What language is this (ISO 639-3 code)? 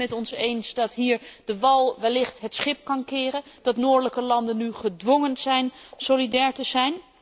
nld